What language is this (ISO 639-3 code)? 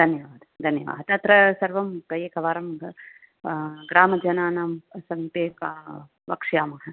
san